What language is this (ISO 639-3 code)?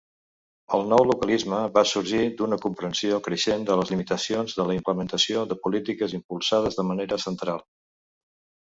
cat